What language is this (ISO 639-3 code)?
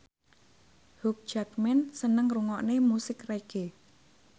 jav